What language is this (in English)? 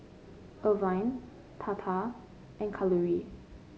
English